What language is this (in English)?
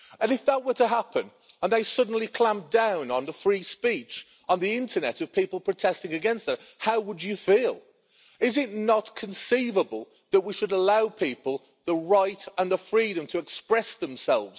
English